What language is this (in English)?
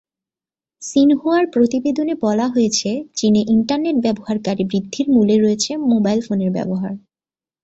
Bangla